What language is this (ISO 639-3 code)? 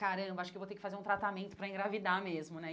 por